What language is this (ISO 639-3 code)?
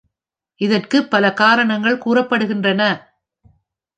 tam